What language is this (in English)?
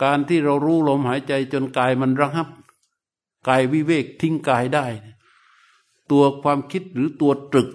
Thai